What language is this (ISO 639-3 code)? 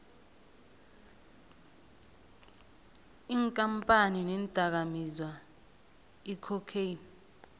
nbl